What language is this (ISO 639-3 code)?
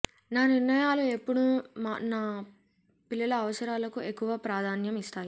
tel